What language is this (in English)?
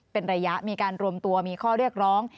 Thai